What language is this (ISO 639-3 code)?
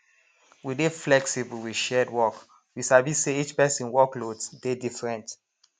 pcm